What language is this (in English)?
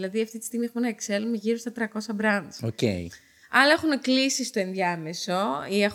Greek